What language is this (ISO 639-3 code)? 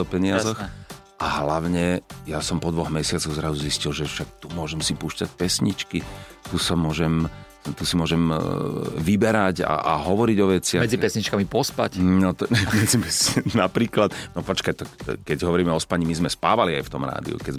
slk